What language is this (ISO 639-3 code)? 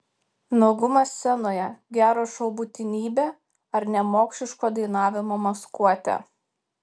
lit